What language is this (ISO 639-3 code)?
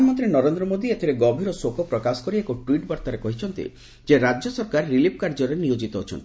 ori